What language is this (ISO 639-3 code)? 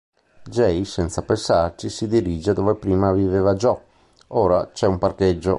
ita